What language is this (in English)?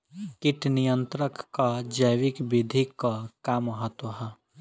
Bhojpuri